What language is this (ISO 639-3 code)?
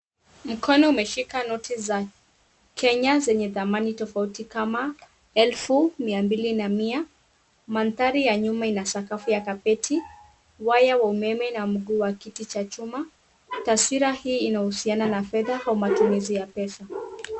swa